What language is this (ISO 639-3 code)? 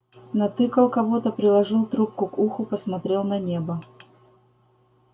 rus